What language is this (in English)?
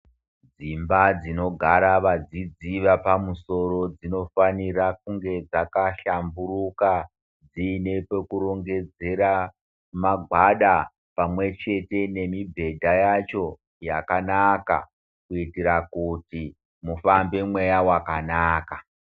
Ndau